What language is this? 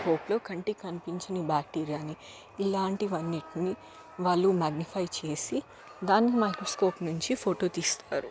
Telugu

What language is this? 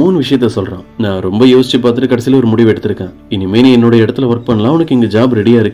Tamil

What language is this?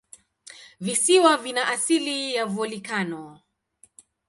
Swahili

